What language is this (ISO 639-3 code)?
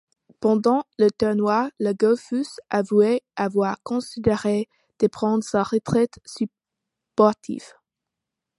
fra